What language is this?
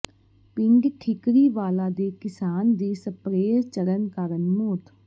Punjabi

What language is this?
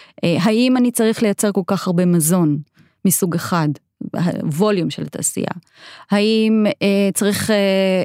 Hebrew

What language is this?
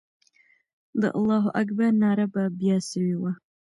Pashto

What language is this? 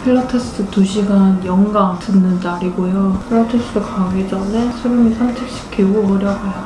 Korean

